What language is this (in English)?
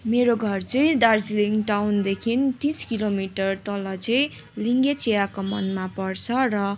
Nepali